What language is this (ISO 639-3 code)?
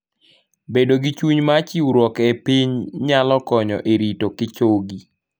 luo